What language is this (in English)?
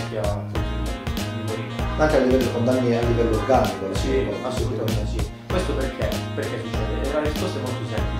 Italian